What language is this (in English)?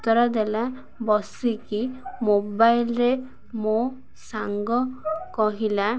Odia